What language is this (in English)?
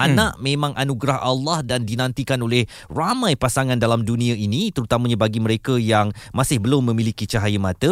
Malay